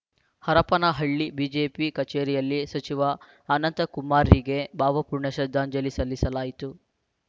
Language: Kannada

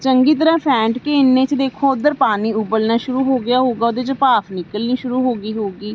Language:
Punjabi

